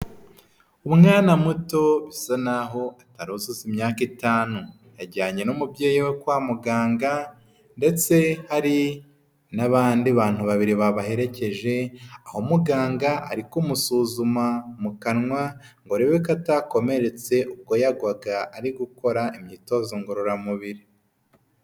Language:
Kinyarwanda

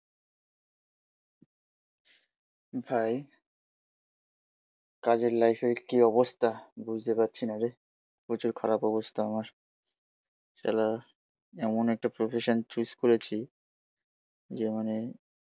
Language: Bangla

